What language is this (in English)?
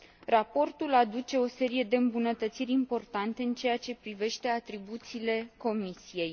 Romanian